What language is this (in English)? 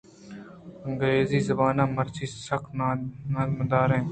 Eastern Balochi